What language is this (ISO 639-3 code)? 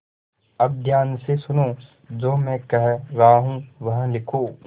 hin